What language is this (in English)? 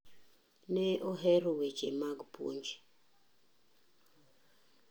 Luo (Kenya and Tanzania)